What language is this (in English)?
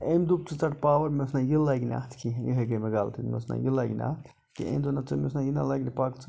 Kashmiri